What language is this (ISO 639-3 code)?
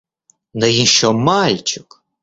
rus